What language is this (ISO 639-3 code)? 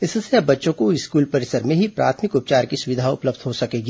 hin